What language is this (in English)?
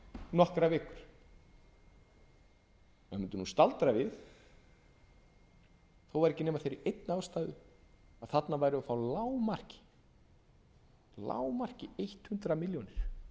Icelandic